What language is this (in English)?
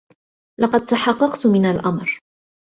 Arabic